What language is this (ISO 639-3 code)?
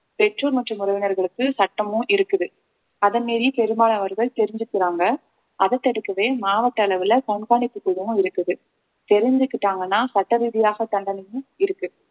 tam